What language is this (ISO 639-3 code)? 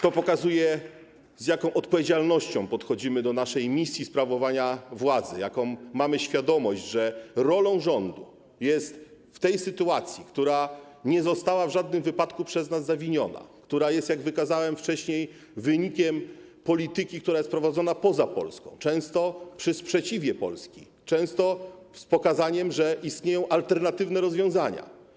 pol